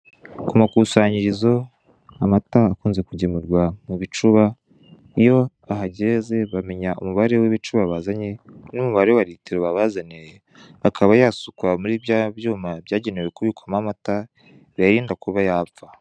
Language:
Kinyarwanda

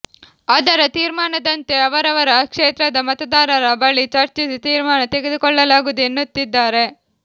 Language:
Kannada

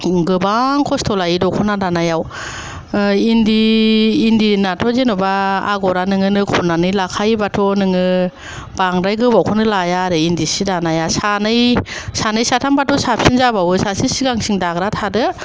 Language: Bodo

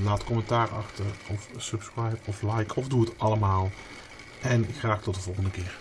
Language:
Dutch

